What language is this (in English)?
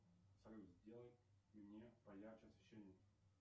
Russian